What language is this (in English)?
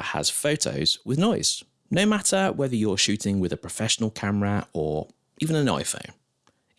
English